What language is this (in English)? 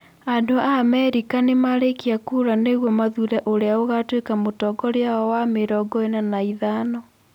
Kikuyu